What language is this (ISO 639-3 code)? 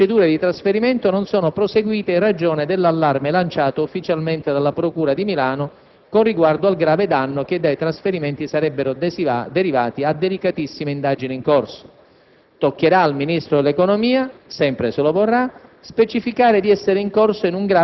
ita